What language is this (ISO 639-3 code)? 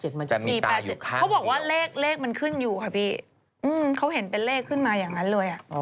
tha